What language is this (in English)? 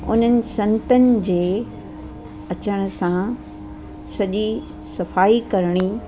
Sindhi